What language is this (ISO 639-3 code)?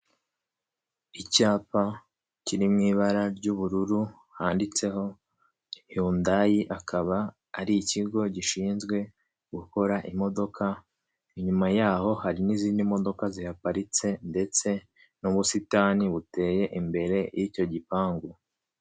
kin